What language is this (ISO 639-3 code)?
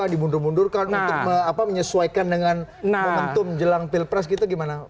ind